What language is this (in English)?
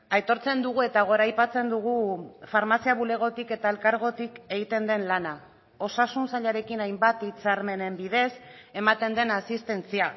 Basque